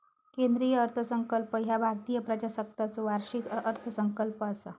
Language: Marathi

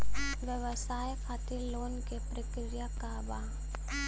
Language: Bhojpuri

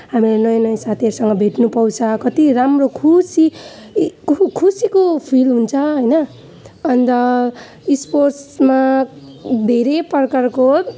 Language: Nepali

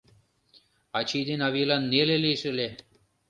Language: Mari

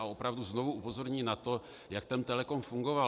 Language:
Czech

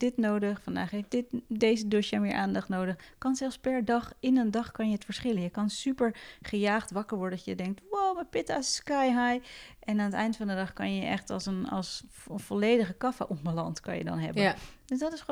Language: Dutch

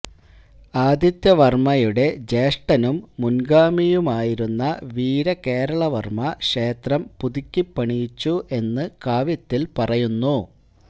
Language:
Malayalam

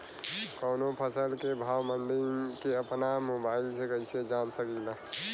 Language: Bhojpuri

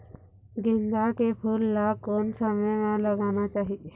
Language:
Chhattisgarhi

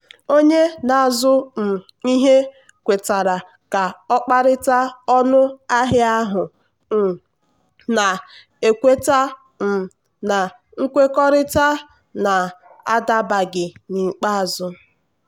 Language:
Igbo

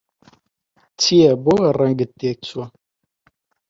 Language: Central Kurdish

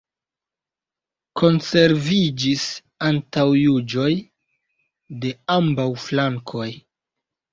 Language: Esperanto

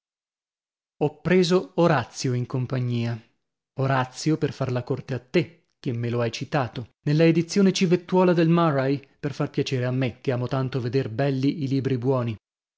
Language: Italian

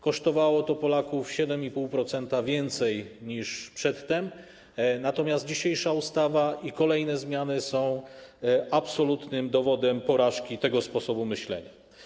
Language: Polish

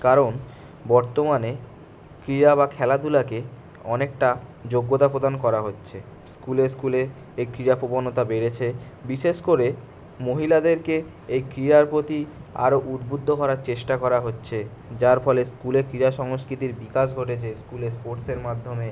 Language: Bangla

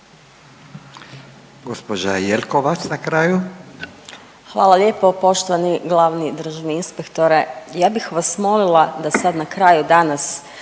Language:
Croatian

